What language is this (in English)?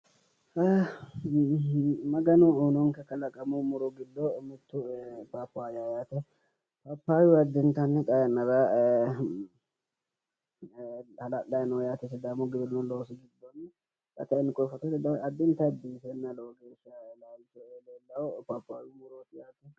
Sidamo